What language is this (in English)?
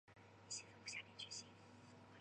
Chinese